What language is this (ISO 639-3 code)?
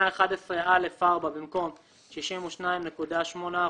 heb